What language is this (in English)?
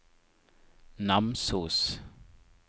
Norwegian